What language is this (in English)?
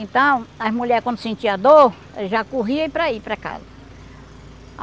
Portuguese